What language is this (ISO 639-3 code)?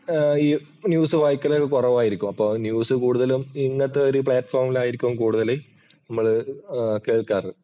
mal